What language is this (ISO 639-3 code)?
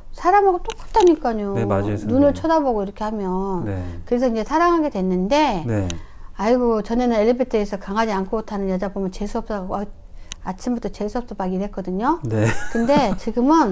kor